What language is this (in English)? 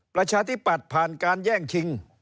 Thai